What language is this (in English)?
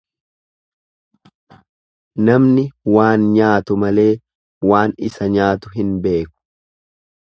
Oromo